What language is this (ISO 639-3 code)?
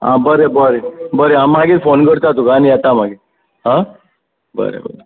kok